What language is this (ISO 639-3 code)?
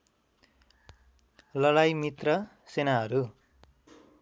nep